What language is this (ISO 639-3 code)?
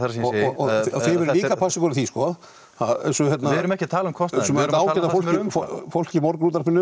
isl